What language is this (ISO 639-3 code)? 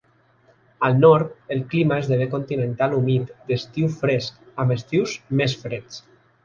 cat